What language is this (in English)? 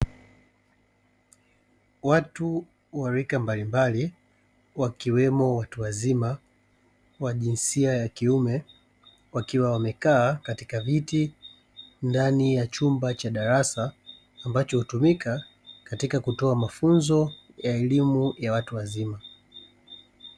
Swahili